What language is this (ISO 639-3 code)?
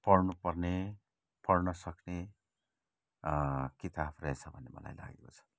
nep